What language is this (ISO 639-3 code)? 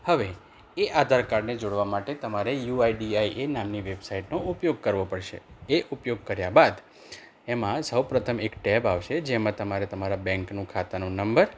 guj